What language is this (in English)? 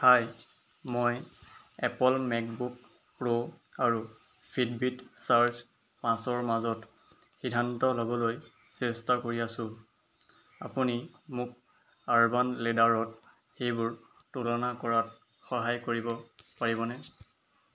Assamese